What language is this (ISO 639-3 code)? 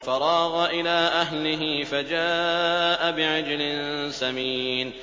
ara